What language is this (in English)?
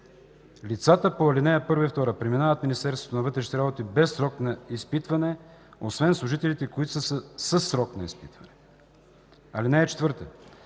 Bulgarian